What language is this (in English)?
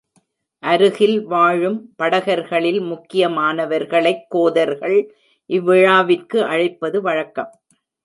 Tamil